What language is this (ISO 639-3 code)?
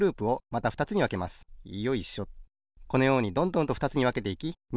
jpn